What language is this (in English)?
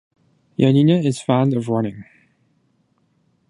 English